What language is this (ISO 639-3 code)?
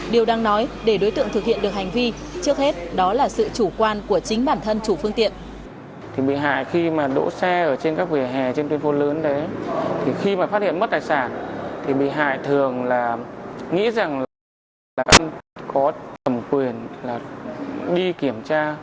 vie